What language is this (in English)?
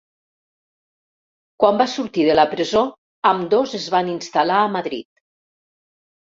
Catalan